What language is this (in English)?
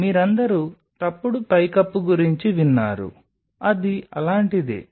Telugu